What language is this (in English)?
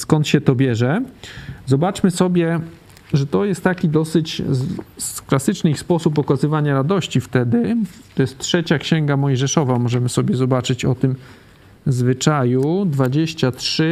Polish